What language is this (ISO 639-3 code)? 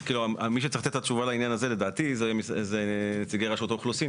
heb